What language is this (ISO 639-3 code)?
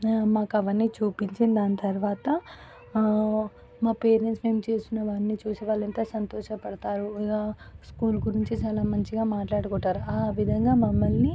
tel